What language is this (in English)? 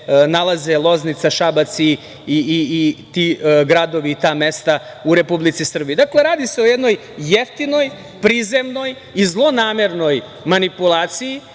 Serbian